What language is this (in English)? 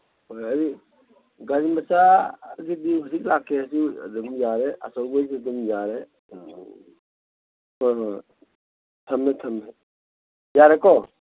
Manipuri